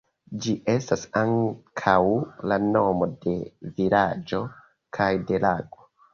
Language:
Esperanto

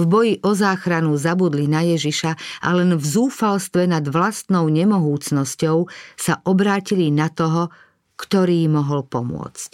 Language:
Slovak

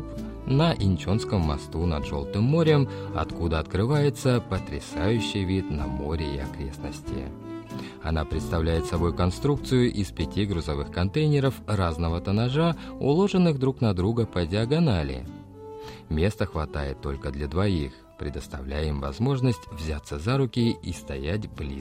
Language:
Russian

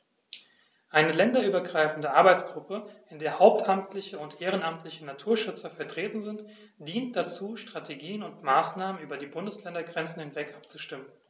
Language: German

